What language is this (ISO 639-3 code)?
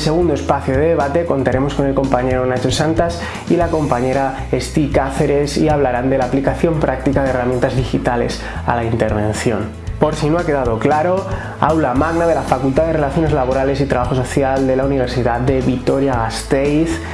spa